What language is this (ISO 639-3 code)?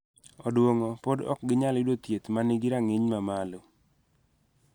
luo